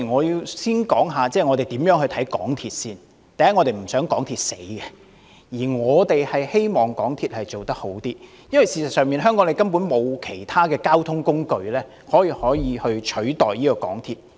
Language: Cantonese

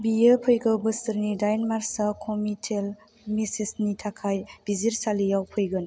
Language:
Bodo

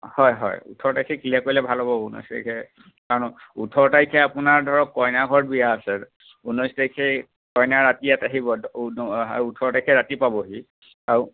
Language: Assamese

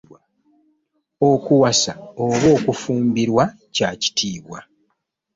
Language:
Ganda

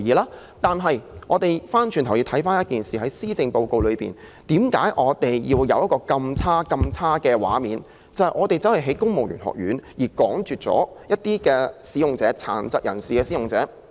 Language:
Cantonese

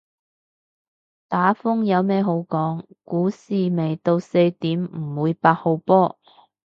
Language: Cantonese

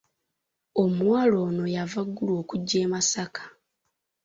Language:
Ganda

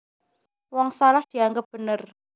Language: Javanese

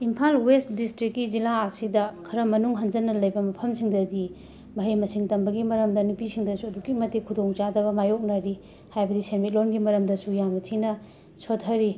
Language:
Manipuri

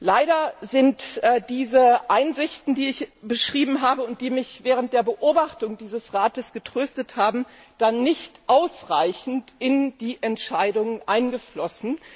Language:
German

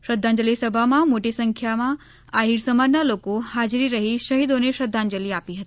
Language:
Gujarati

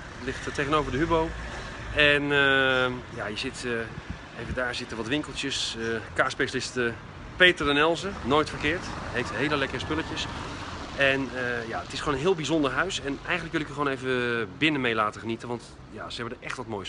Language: Dutch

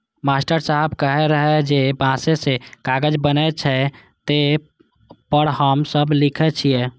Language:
Maithili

